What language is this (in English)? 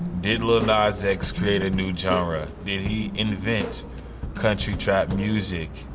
English